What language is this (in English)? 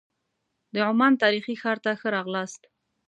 Pashto